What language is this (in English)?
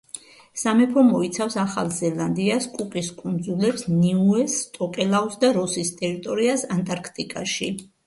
Georgian